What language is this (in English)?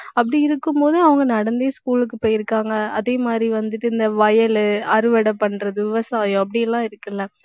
Tamil